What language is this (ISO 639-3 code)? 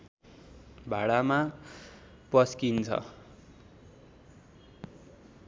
nep